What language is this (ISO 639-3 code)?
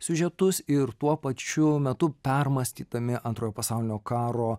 lit